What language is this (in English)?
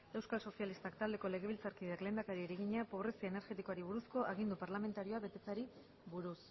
Basque